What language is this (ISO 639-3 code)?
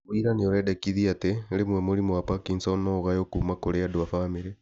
kik